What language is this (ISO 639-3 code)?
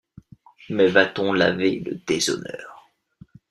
fra